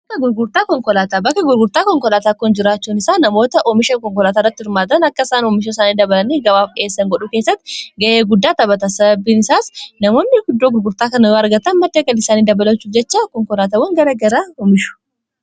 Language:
Oromo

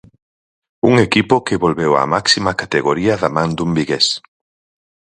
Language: Galician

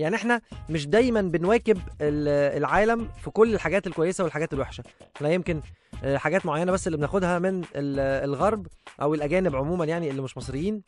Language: Arabic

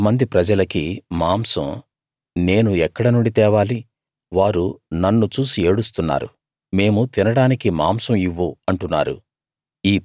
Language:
Telugu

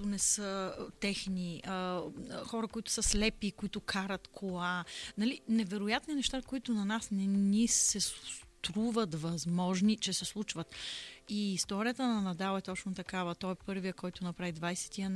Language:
Bulgarian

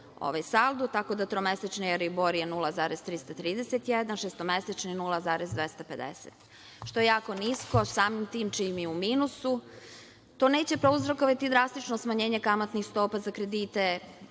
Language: Serbian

